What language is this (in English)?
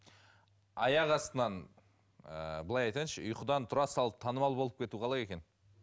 Kazakh